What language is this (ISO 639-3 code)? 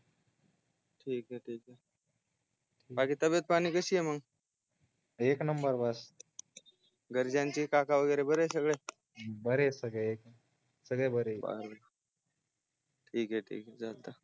mar